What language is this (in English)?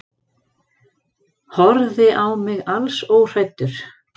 Icelandic